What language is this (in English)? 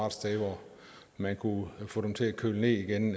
Danish